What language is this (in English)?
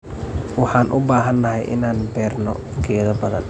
Somali